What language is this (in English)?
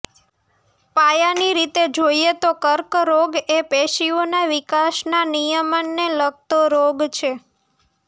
Gujarati